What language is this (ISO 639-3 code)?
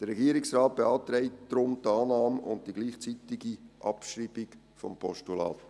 gsw